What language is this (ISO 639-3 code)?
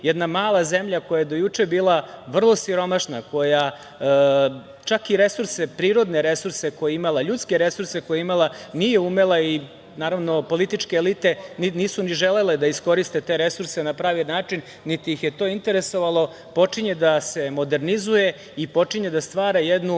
srp